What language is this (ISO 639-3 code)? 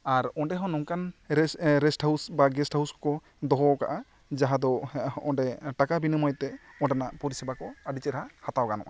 sat